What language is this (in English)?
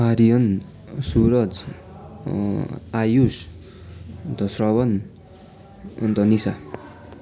Nepali